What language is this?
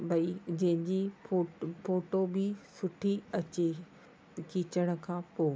Sindhi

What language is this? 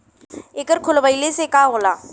Bhojpuri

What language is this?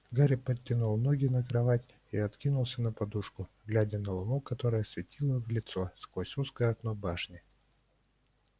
Russian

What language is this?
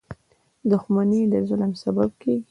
Pashto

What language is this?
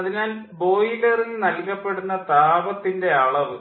Malayalam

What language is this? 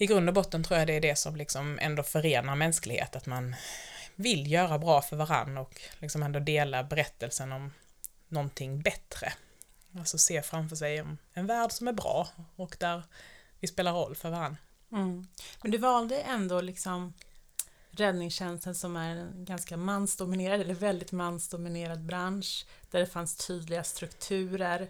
Swedish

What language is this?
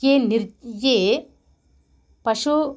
Sanskrit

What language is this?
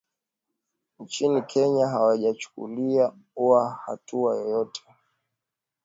Swahili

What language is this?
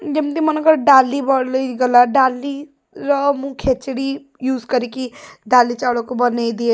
Odia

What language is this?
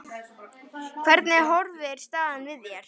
Icelandic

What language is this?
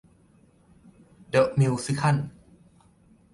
Thai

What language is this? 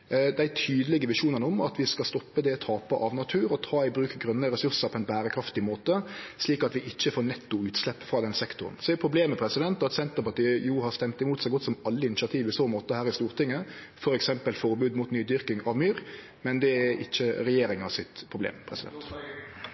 Norwegian Nynorsk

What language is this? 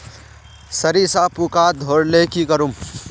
Magahi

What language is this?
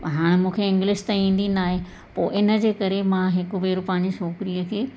Sindhi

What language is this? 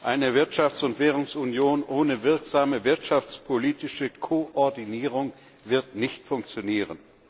German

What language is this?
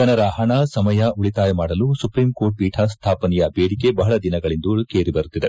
Kannada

